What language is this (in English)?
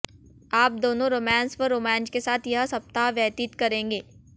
Hindi